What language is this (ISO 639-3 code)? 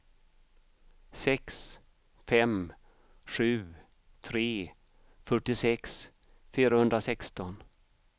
swe